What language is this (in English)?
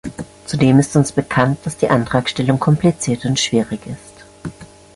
German